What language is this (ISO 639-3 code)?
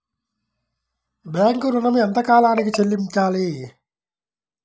tel